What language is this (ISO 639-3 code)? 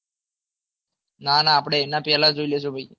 guj